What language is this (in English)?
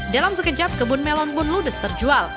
Indonesian